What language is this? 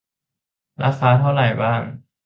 Thai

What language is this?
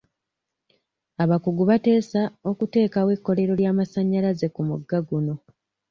Ganda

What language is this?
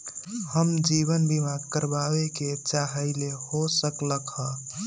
Magahi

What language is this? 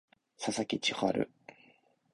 Japanese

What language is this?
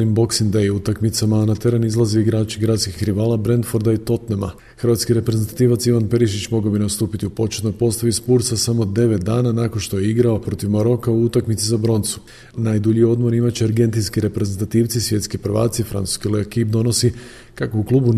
Croatian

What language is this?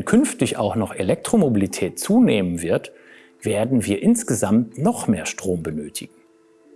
German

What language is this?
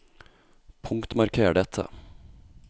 Norwegian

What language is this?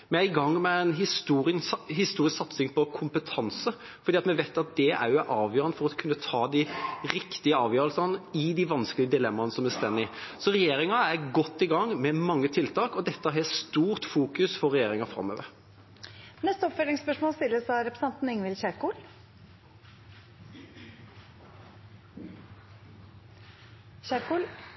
Norwegian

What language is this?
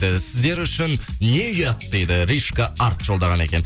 Kazakh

